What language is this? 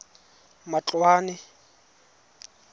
Tswana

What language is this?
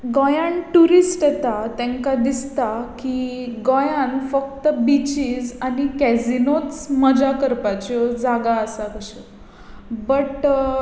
Konkani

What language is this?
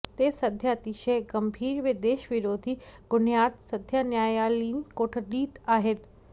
Marathi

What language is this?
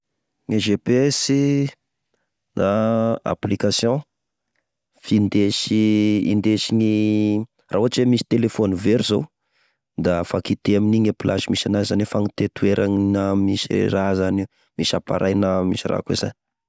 Tesaka Malagasy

